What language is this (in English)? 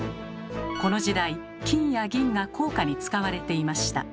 Japanese